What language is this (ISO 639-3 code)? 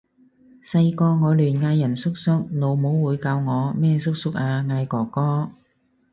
yue